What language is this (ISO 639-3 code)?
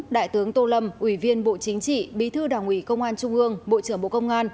vie